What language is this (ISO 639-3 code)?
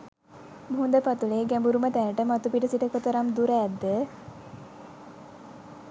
sin